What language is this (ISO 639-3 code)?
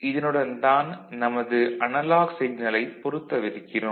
tam